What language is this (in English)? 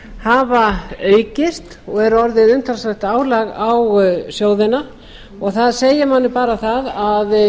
Icelandic